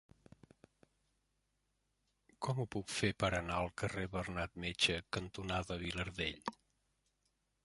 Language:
Catalan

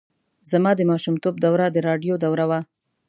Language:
Pashto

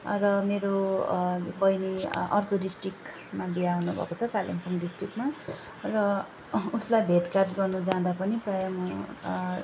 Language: Nepali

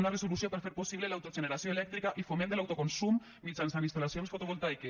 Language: Catalan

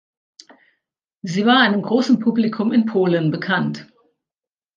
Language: German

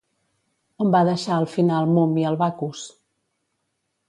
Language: Catalan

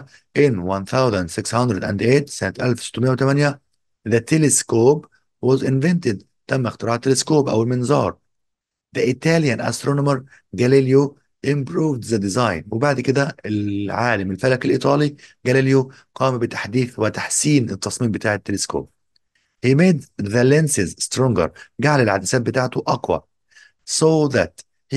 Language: Arabic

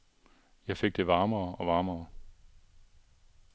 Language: Danish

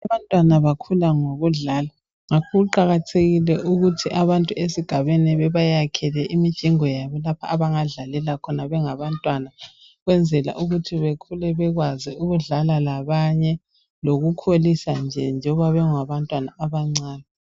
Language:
North Ndebele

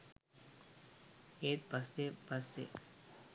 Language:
Sinhala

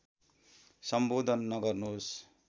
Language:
Nepali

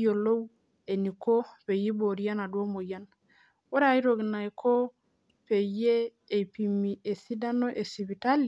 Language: Masai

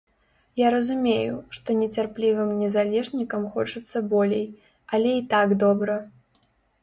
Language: Belarusian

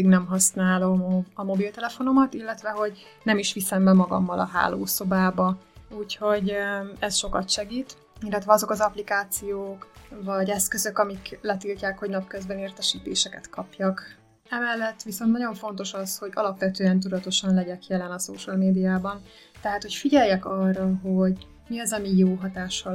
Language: Hungarian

